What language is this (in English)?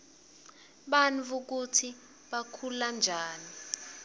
Swati